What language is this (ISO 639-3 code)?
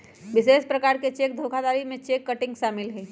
mag